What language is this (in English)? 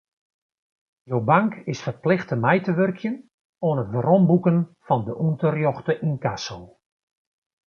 Western Frisian